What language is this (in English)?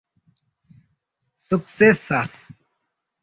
Esperanto